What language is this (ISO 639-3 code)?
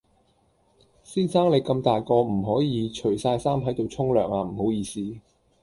yue